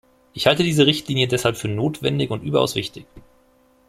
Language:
German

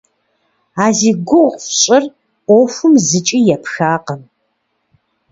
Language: Kabardian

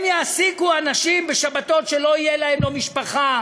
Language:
Hebrew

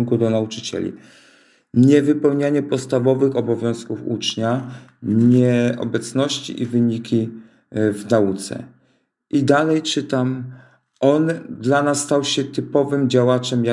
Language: Polish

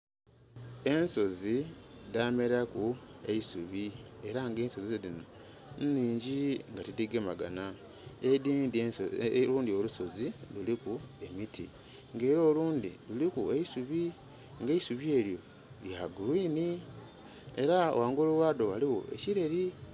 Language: Soga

